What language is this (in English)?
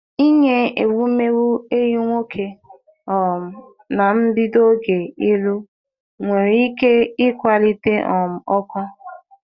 Igbo